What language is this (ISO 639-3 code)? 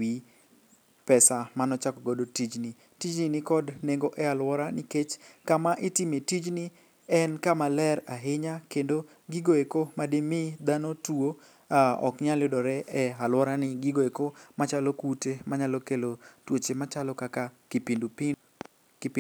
luo